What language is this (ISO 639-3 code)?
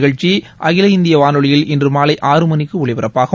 tam